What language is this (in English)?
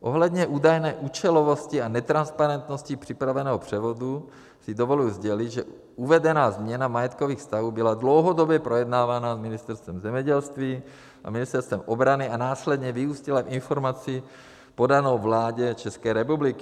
Czech